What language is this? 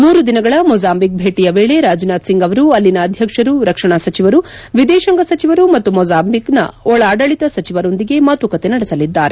Kannada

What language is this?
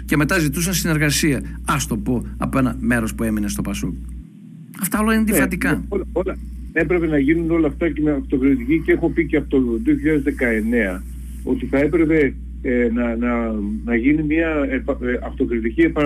Greek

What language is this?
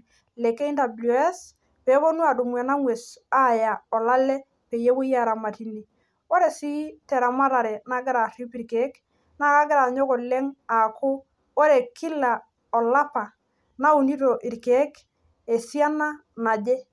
Masai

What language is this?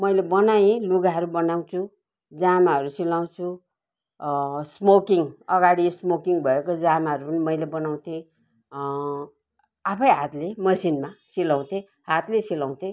Nepali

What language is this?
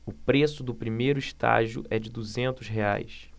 Portuguese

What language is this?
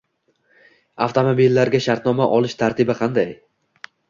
Uzbek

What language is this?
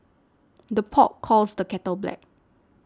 English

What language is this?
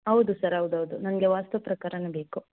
Kannada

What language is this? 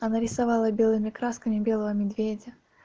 Russian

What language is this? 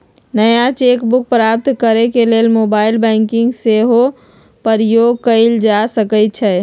Magahi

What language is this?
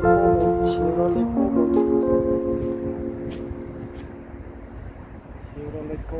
Uzbek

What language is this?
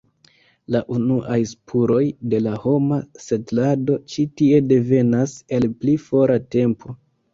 Esperanto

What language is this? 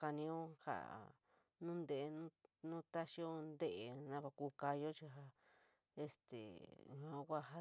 San Miguel El Grande Mixtec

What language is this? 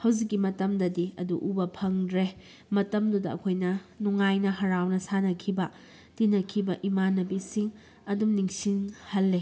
Manipuri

